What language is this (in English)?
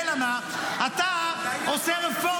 Hebrew